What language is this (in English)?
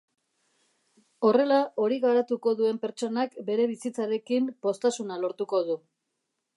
Basque